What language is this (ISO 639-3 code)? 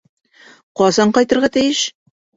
bak